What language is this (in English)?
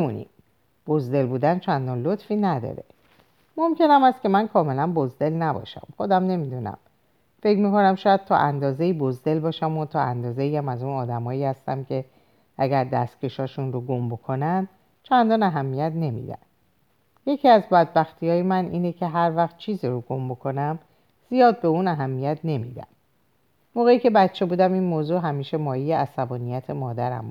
Persian